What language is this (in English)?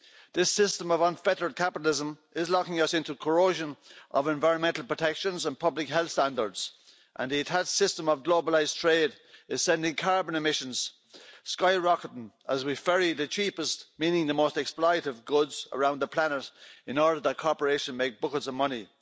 English